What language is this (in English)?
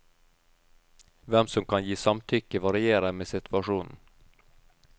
Norwegian